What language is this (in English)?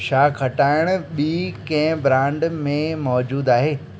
Sindhi